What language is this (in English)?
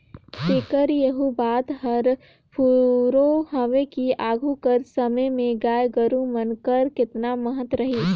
Chhattisgarhi